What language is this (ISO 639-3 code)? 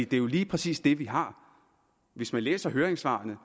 dan